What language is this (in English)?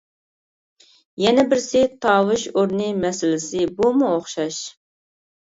Uyghur